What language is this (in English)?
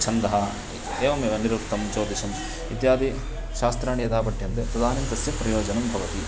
Sanskrit